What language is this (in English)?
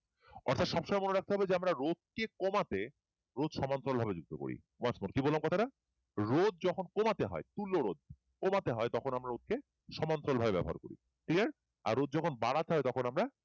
Bangla